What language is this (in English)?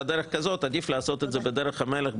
Hebrew